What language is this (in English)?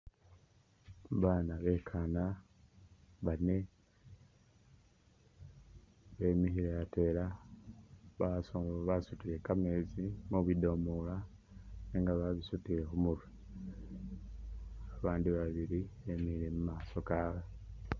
Masaaba